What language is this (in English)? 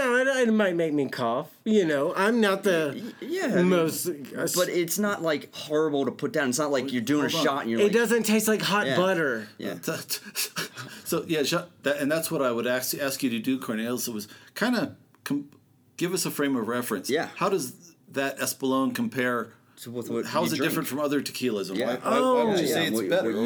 English